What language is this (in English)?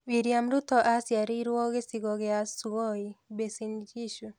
Kikuyu